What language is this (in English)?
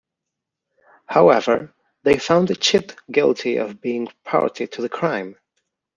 English